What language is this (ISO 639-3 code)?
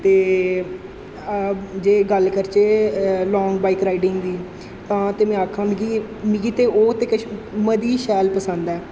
doi